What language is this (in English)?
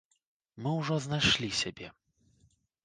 Belarusian